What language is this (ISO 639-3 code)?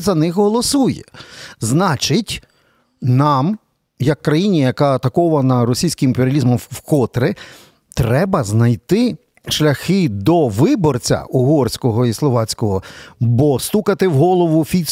ukr